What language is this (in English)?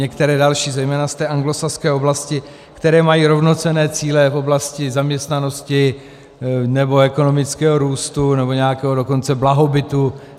Czech